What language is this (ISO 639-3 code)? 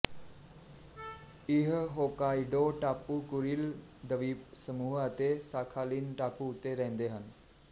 pan